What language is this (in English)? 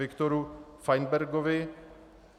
Czech